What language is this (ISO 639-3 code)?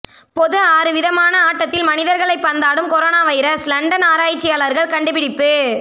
tam